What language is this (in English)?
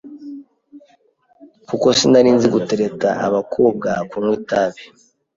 Kinyarwanda